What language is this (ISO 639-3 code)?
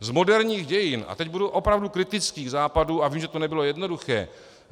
ces